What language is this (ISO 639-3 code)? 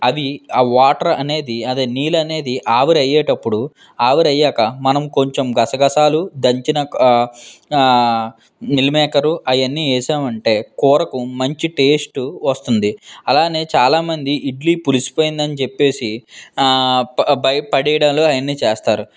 tel